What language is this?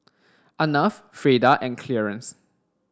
English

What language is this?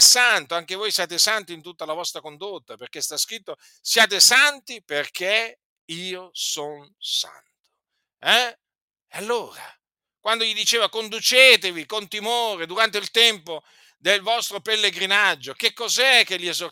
Italian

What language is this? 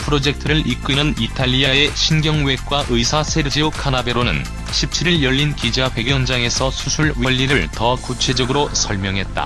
Korean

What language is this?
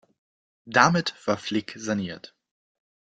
German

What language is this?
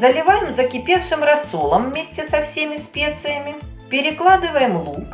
Russian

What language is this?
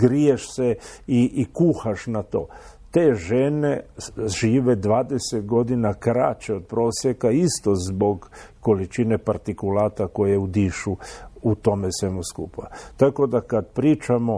Croatian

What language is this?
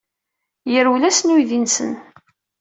Kabyle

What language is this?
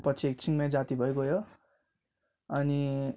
Nepali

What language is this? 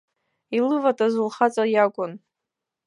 Abkhazian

